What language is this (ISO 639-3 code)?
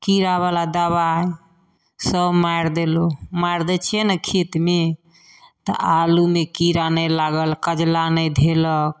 mai